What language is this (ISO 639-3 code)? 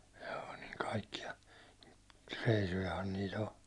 fin